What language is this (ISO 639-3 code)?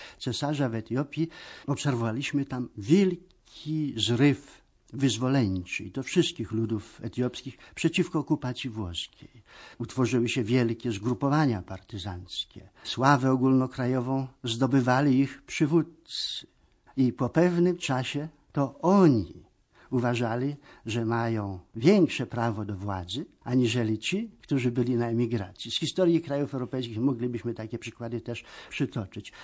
pol